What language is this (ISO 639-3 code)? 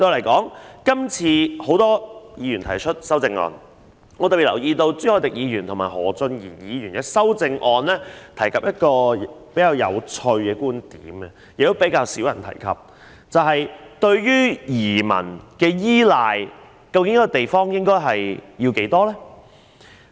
yue